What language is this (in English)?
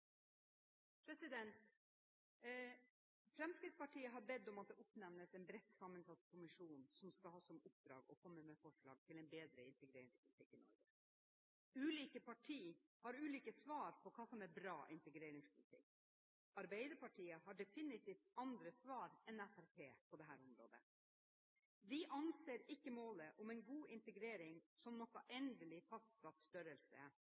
Norwegian Bokmål